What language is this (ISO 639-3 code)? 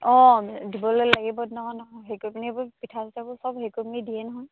asm